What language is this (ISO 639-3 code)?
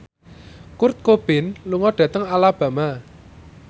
jav